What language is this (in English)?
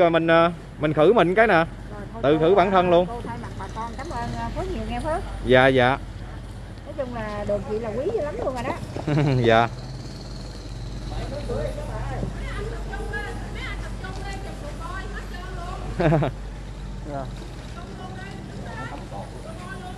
Vietnamese